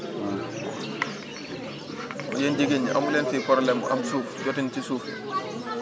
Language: Wolof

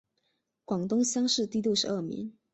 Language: Chinese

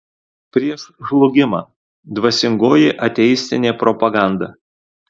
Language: Lithuanian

